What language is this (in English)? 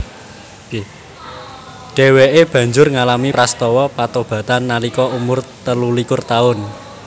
Javanese